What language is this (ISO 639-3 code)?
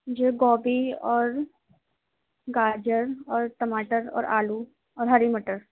urd